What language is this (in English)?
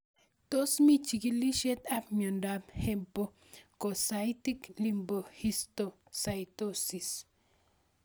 Kalenjin